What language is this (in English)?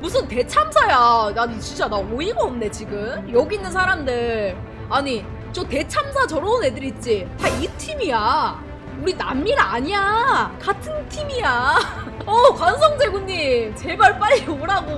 Korean